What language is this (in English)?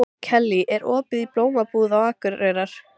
Icelandic